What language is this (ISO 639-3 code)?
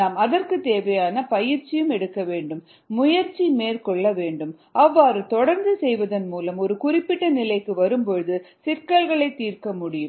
tam